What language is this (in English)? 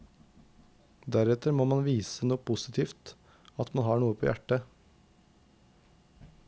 Norwegian